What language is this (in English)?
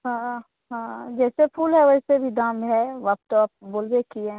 Hindi